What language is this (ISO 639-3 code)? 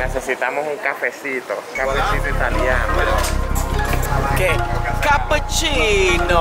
ita